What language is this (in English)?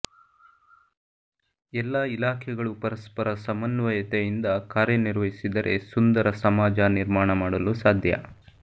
Kannada